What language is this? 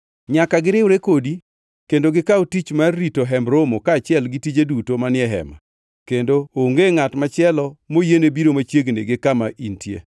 Luo (Kenya and Tanzania)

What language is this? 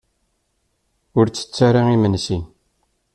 Kabyle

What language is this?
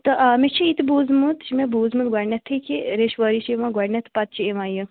Kashmiri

